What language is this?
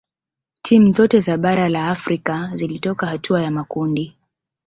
Swahili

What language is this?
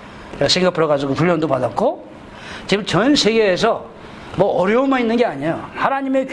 Korean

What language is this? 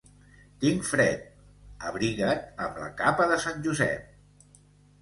Catalan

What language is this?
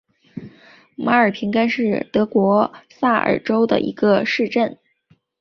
Chinese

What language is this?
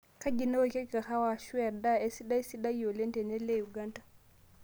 Masai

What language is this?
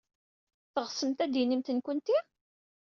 Kabyle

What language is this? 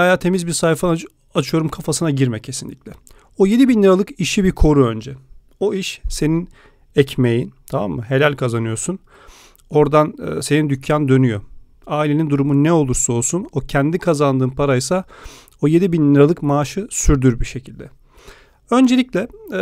Turkish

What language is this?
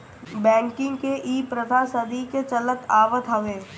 Bhojpuri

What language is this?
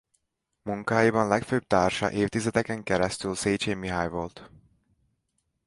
Hungarian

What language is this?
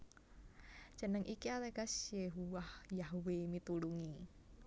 Javanese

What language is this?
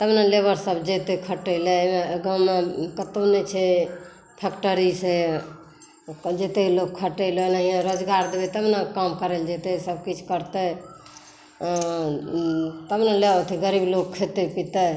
Maithili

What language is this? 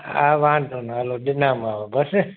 Sindhi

